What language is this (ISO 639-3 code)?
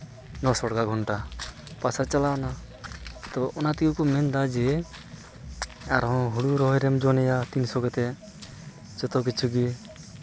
sat